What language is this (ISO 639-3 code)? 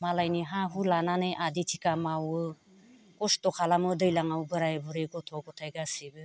brx